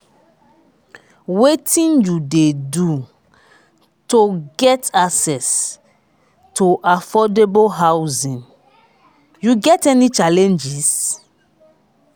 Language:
Nigerian Pidgin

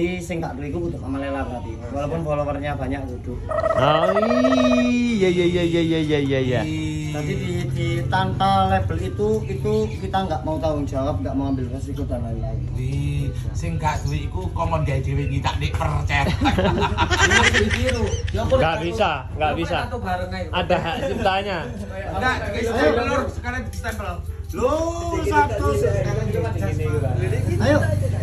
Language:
Indonesian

